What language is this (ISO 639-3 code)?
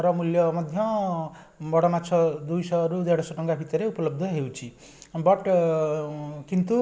ori